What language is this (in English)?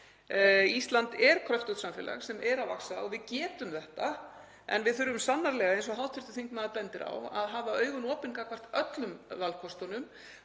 Icelandic